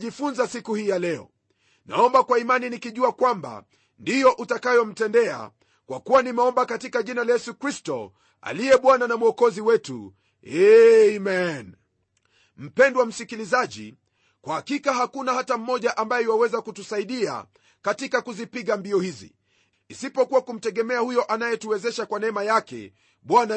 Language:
Swahili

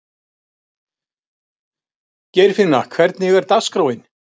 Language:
Icelandic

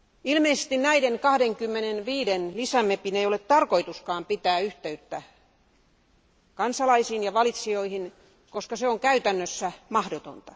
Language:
Finnish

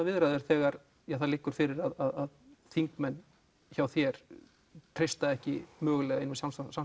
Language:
Icelandic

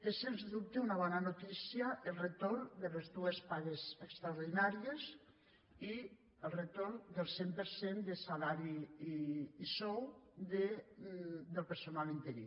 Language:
Catalan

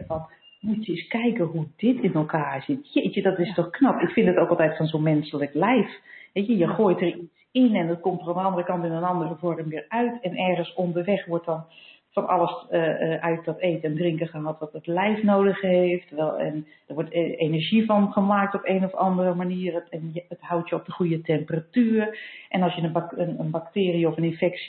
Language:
Dutch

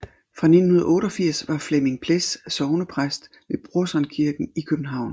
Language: Danish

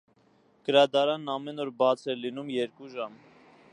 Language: Armenian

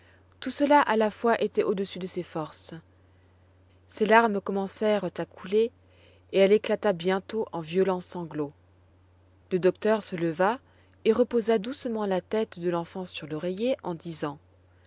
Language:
French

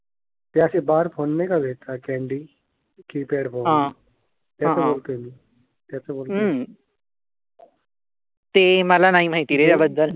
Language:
Marathi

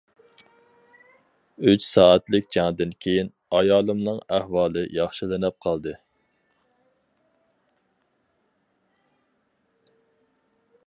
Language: Uyghur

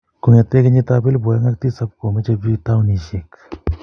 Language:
Kalenjin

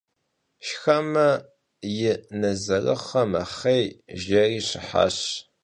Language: Kabardian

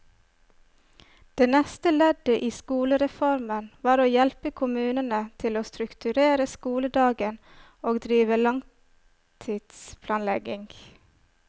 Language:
Norwegian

